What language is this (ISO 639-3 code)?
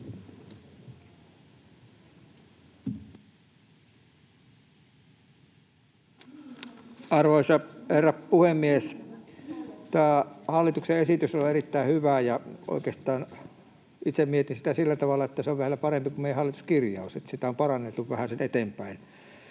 fin